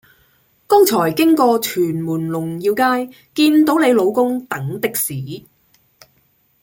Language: Cantonese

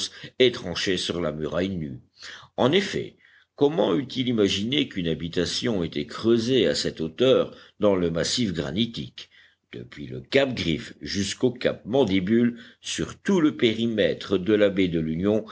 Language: French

